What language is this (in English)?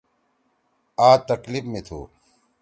Torwali